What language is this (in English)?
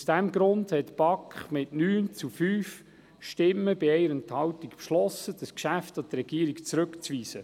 Swiss German